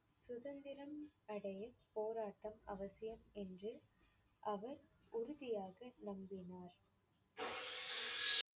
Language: Tamil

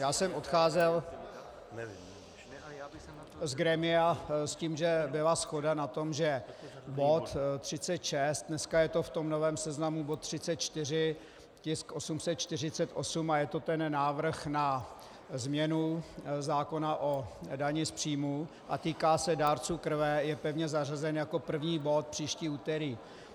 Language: Czech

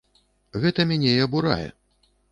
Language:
Belarusian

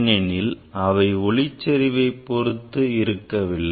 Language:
Tamil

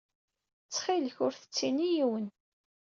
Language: Kabyle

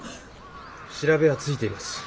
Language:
Japanese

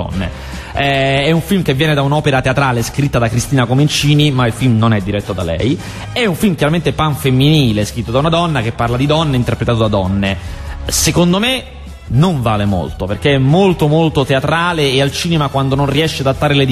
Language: Italian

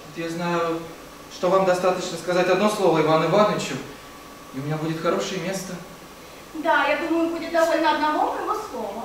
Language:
Russian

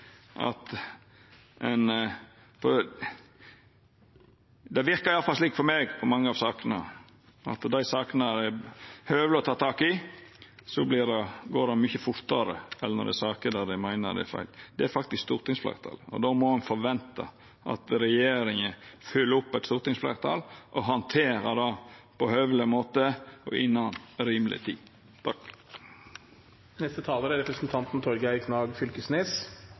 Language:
Norwegian Nynorsk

